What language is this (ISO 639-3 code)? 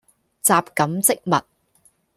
yue